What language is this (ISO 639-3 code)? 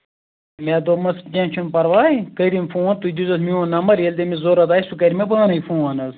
kas